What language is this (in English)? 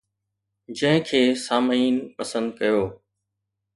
Sindhi